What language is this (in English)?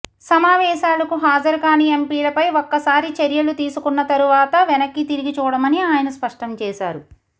Telugu